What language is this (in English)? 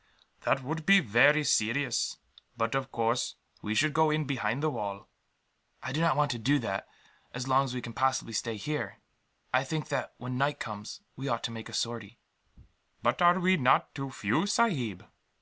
English